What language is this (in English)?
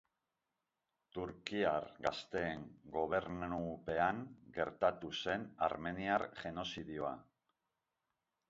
Basque